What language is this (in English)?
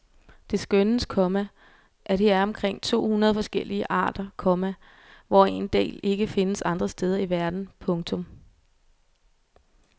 Danish